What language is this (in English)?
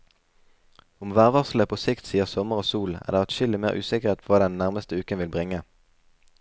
Norwegian